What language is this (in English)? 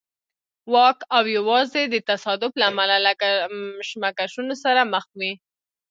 Pashto